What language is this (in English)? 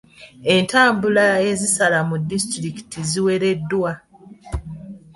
Ganda